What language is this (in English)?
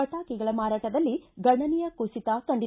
Kannada